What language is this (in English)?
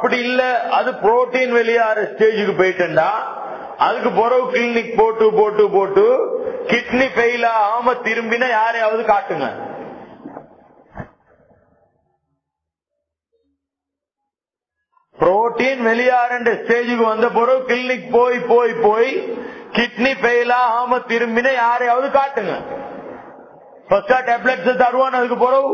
Arabic